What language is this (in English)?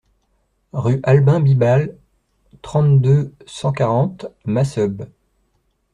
French